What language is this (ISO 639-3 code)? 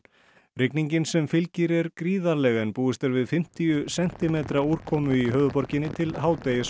isl